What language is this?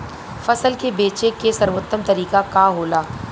Bhojpuri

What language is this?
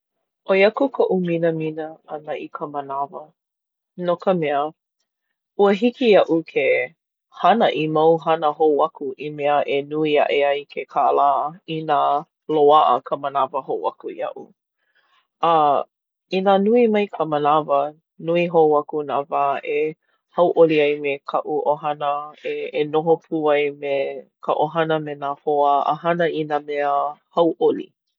Hawaiian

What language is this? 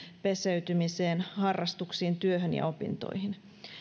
Finnish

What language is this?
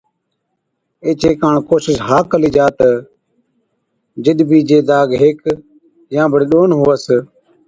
Od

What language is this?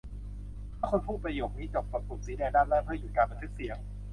Thai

